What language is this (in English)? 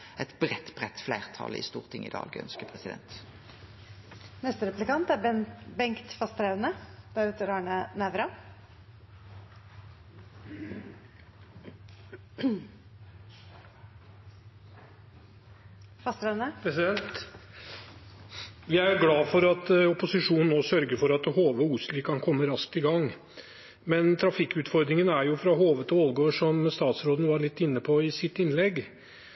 Norwegian